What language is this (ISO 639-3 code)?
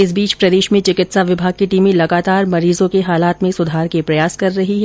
hin